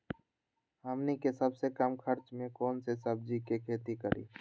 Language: Magahi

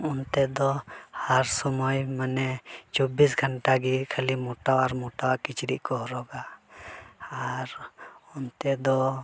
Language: Santali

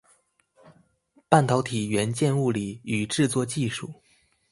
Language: Chinese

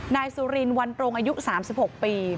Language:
Thai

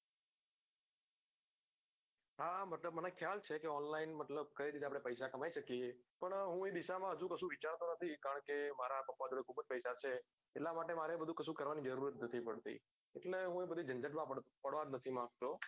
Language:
Gujarati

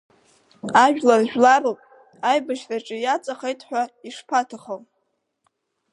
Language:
Abkhazian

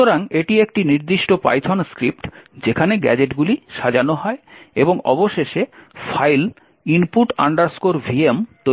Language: Bangla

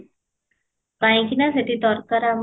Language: Odia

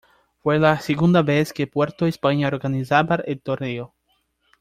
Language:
Spanish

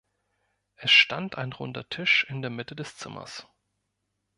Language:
German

